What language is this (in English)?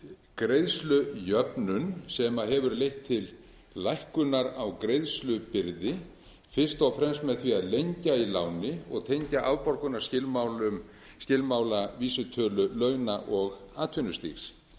Icelandic